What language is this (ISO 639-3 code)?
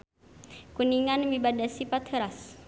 sun